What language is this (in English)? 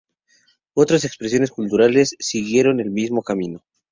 Spanish